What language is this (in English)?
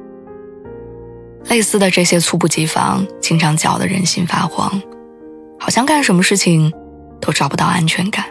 Chinese